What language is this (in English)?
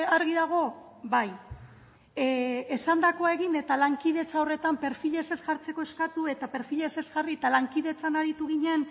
Basque